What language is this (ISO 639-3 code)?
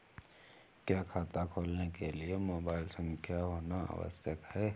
hin